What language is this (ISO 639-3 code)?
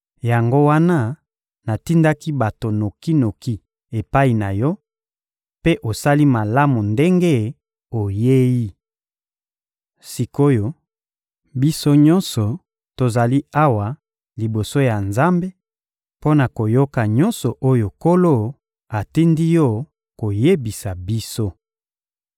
lin